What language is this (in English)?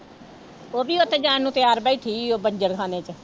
Punjabi